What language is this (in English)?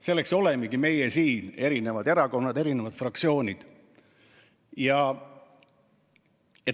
Estonian